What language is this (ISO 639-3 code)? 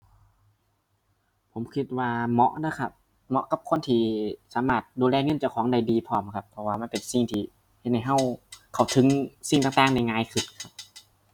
tha